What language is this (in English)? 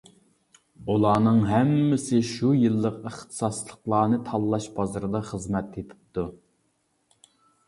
Uyghur